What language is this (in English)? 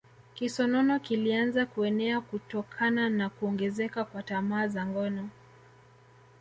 Swahili